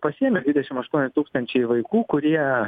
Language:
Lithuanian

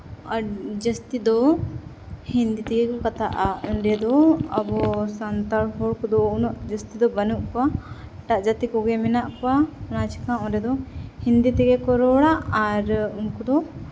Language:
Santali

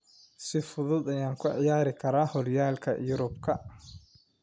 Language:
Somali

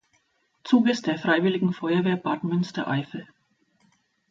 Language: German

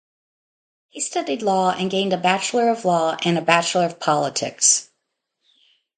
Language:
English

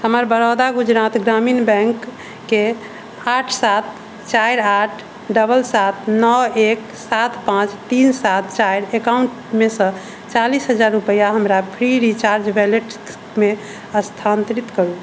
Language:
Maithili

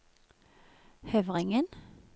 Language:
Norwegian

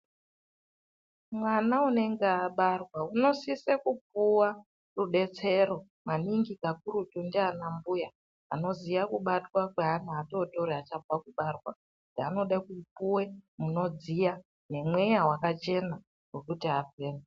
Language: Ndau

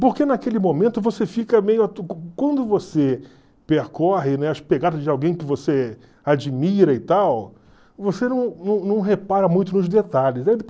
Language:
Portuguese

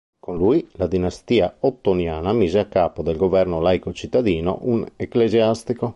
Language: Italian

